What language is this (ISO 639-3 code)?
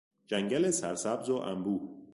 fas